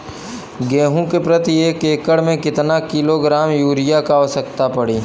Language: Bhojpuri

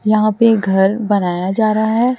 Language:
Hindi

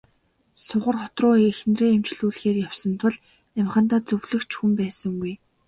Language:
Mongolian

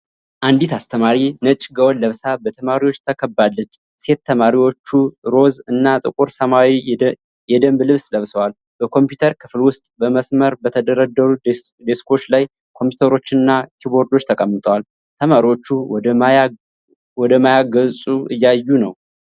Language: Amharic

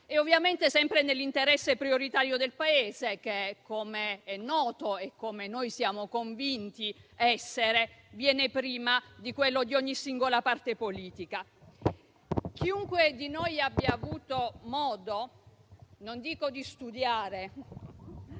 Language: Italian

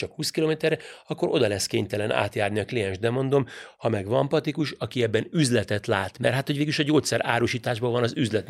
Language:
Hungarian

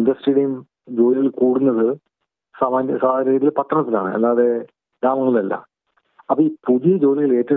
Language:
Malayalam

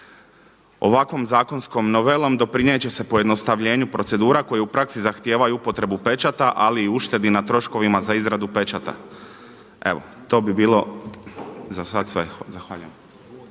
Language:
Croatian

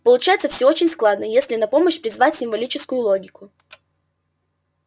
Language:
Russian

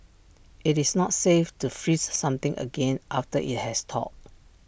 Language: English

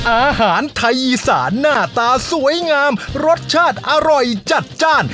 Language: Thai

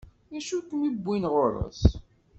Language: Kabyle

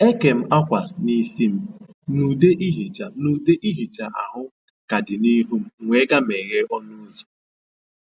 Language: Igbo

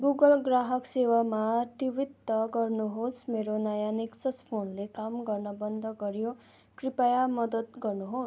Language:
Nepali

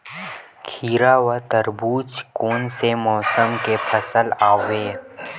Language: Chhattisgarhi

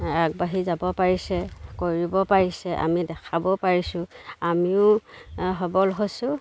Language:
Assamese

